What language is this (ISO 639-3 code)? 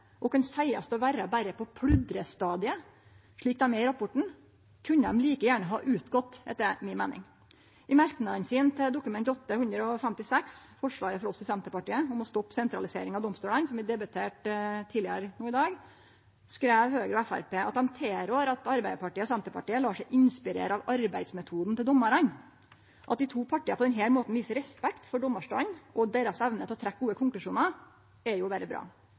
nno